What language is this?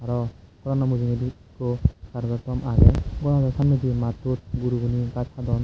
Chakma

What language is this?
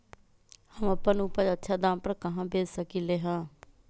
Magahi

